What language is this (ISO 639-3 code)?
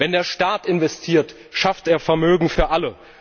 deu